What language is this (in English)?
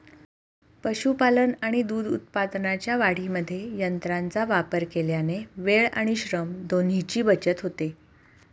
Marathi